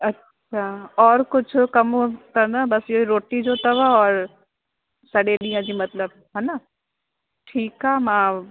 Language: Sindhi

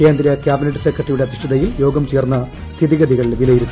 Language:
Malayalam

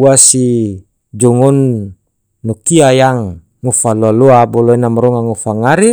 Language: Tidore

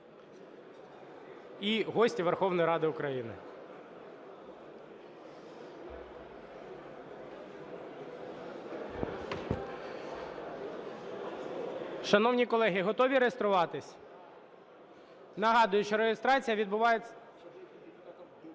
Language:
Ukrainian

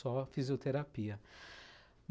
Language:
Portuguese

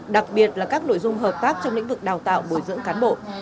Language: Vietnamese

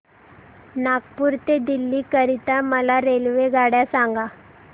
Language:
Marathi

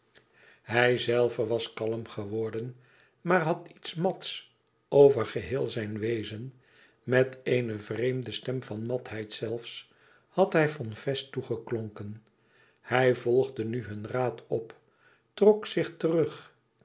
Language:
Dutch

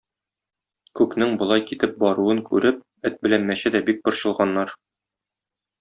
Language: Tatar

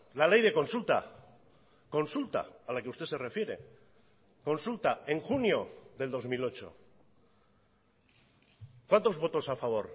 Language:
Spanish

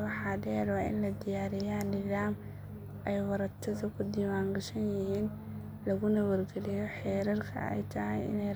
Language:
Somali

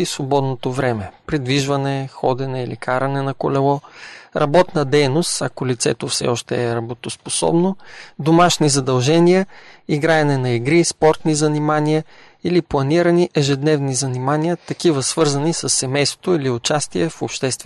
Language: Bulgarian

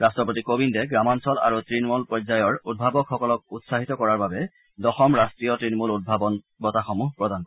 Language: Assamese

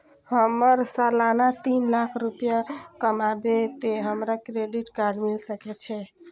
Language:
Maithili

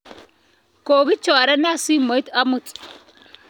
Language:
Kalenjin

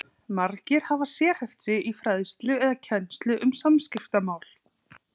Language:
Icelandic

